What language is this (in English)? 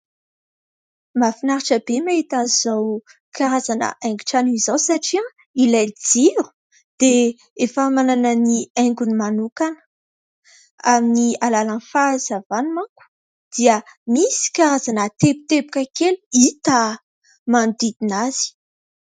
Malagasy